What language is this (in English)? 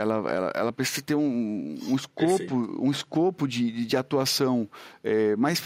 Portuguese